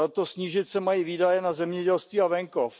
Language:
Czech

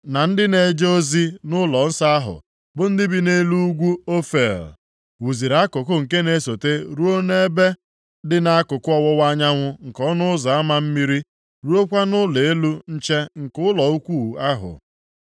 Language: Igbo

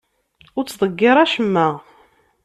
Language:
Kabyle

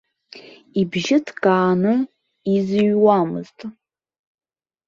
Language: Abkhazian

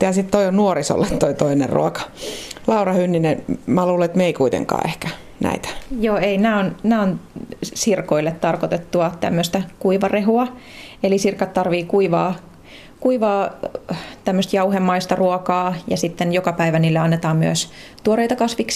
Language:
Finnish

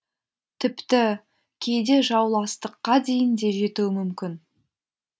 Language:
Kazakh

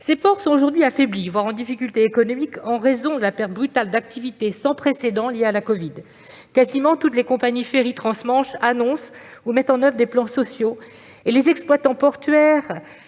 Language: French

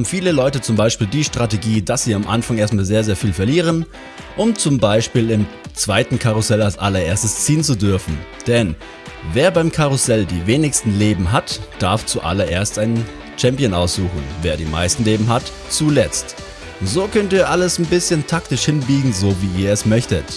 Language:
German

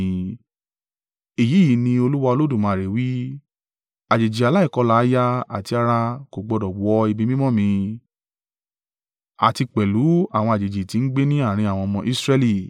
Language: Yoruba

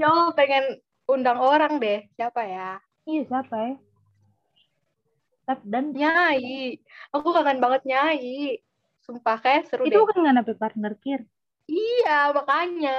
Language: Indonesian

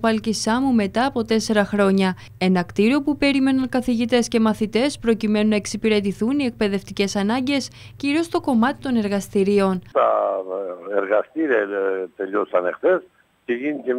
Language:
Greek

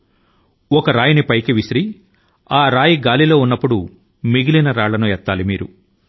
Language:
Telugu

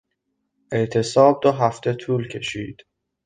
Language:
Persian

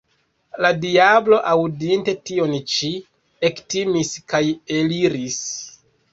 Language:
Esperanto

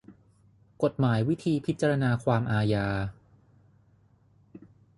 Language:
Thai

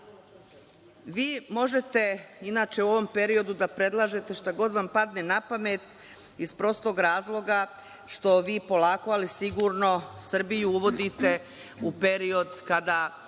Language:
Serbian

